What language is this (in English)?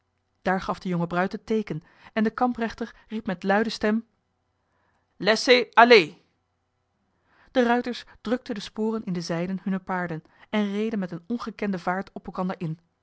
Dutch